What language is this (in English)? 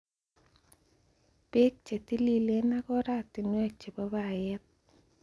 Kalenjin